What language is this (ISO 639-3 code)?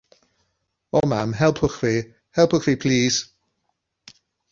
cym